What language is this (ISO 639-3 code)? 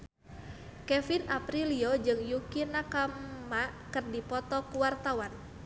sun